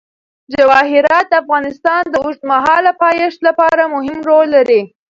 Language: Pashto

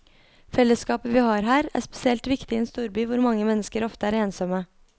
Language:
Norwegian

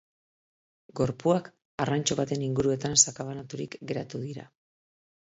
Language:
Basque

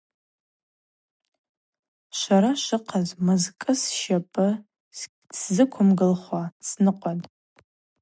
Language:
Abaza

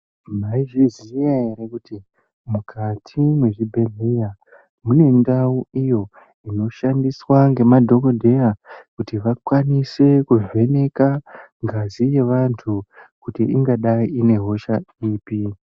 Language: Ndau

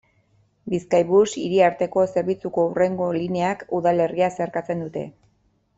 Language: Basque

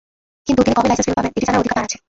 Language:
Bangla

